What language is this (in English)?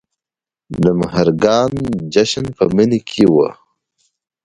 Pashto